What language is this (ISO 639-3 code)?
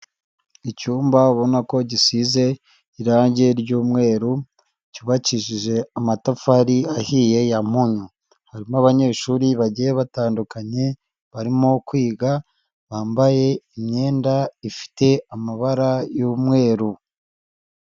kin